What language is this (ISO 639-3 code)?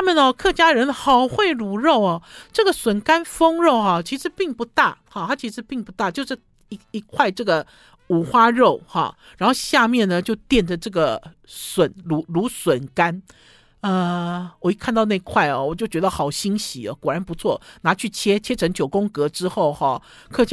zho